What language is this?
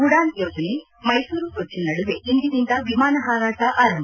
Kannada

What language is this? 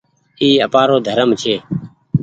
Goaria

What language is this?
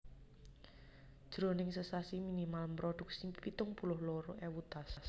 Javanese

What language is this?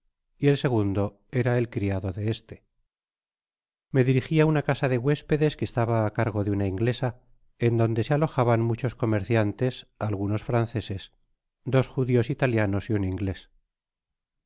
Spanish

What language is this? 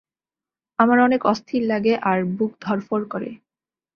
Bangla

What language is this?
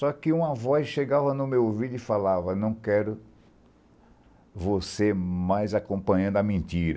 Portuguese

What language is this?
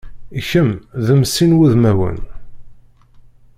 Kabyle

